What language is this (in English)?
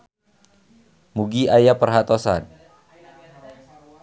Sundanese